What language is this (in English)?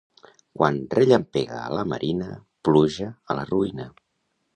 Catalan